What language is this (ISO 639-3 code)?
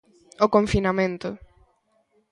glg